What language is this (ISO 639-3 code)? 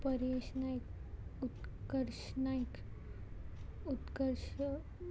kok